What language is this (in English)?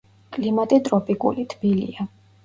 Georgian